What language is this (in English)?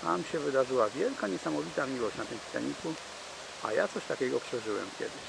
Polish